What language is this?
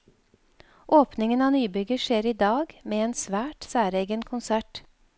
Norwegian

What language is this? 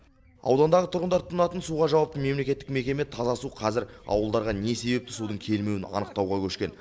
Kazakh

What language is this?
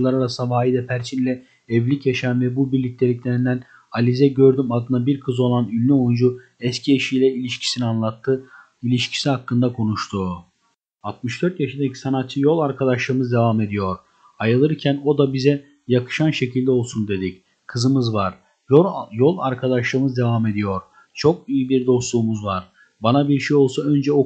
Turkish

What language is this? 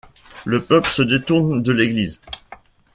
French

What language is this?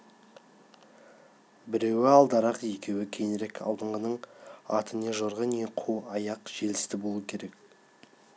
Kazakh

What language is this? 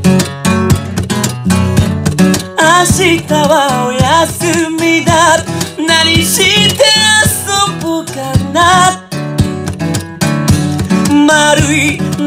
Korean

